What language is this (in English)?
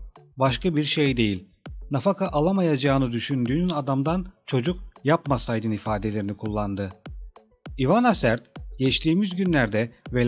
Turkish